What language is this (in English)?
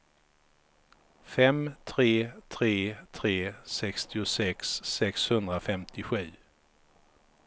Swedish